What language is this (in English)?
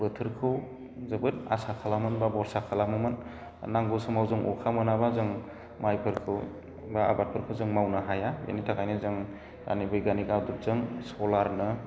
Bodo